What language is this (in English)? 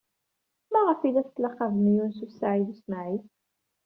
Kabyle